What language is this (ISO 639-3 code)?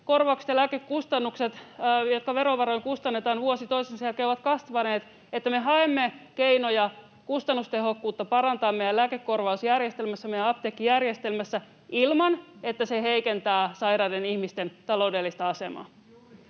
fin